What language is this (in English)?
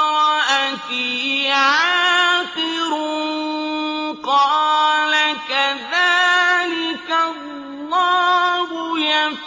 Arabic